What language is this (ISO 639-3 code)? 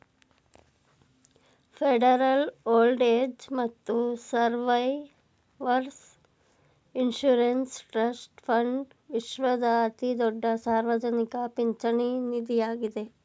kan